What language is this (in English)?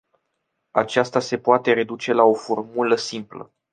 Romanian